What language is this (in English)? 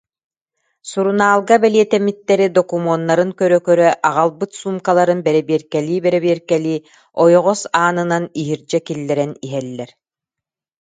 Yakut